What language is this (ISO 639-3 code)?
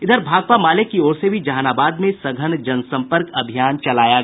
hin